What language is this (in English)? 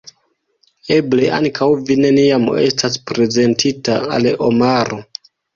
Esperanto